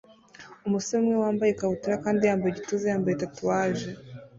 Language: Kinyarwanda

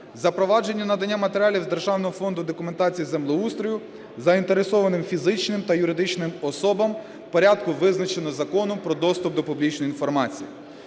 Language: Ukrainian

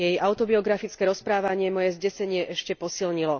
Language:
Slovak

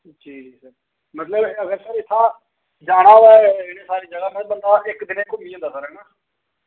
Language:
Dogri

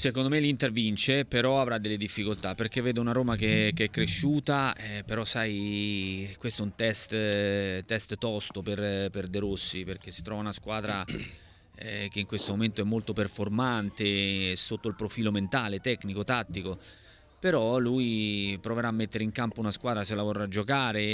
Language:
Italian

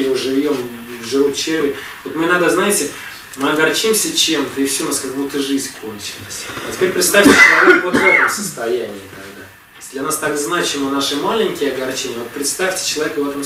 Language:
Russian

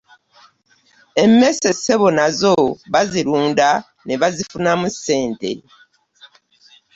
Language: Ganda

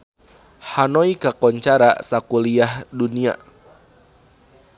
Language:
Sundanese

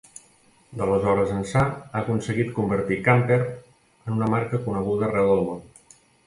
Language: Catalan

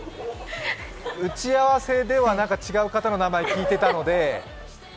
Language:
Japanese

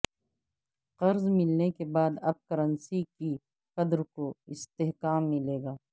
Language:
Urdu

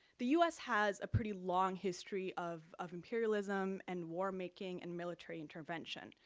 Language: English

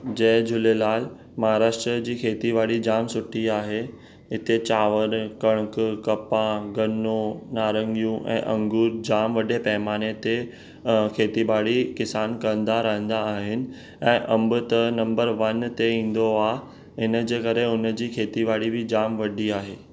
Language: Sindhi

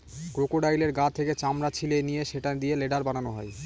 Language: Bangla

